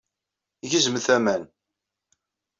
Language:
Kabyle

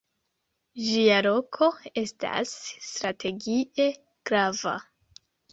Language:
Esperanto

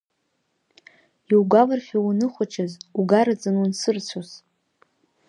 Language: Abkhazian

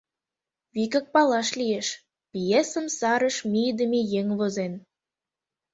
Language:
Mari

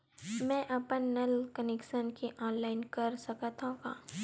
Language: Chhattisgarhi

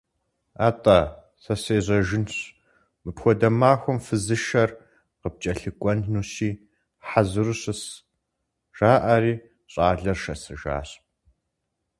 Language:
Kabardian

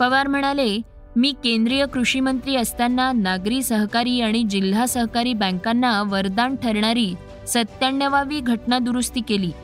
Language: Marathi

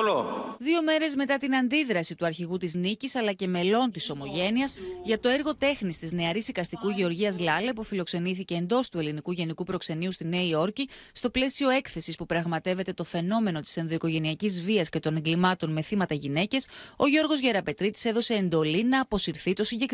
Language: Greek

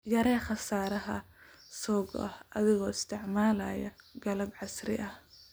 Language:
Somali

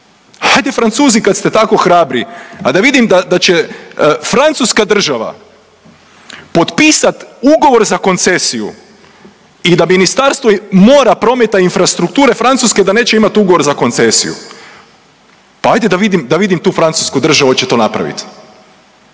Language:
Croatian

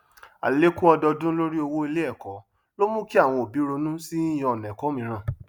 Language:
Yoruba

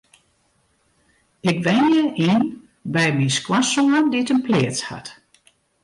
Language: Western Frisian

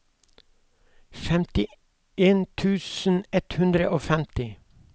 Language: Norwegian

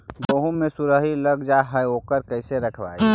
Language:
Magahi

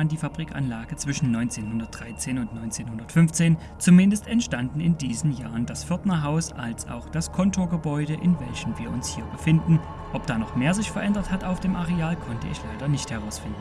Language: German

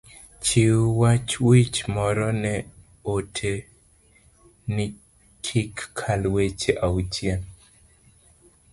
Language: Luo (Kenya and Tanzania)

